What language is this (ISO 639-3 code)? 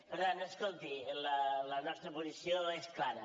cat